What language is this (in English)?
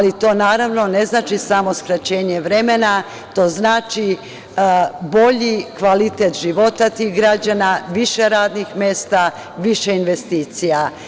Serbian